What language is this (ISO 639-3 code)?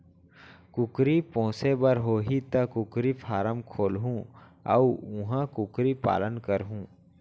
hne